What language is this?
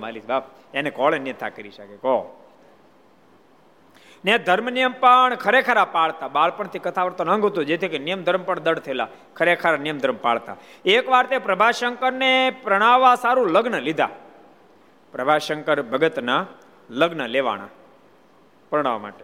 Gujarati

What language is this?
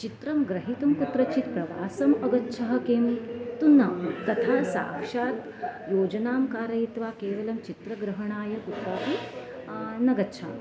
Sanskrit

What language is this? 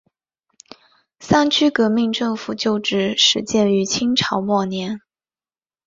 Chinese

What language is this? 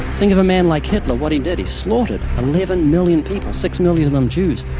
English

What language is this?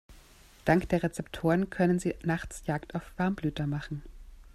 German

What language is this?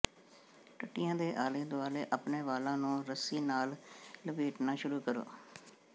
Punjabi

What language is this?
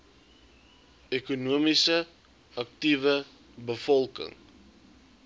Afrikaans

